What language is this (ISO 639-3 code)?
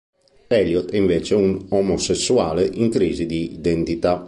ita